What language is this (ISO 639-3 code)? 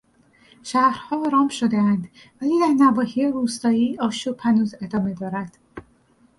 fas